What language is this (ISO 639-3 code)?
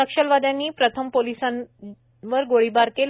mar